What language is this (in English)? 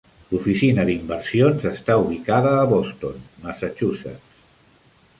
Catalan